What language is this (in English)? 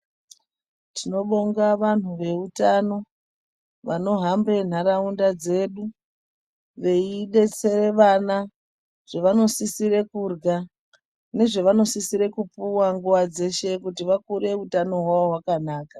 Ndau